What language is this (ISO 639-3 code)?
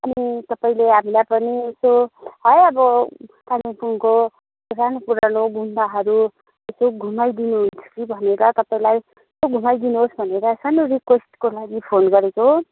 nep